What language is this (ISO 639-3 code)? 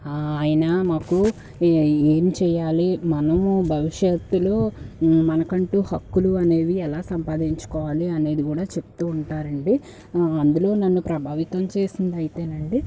tel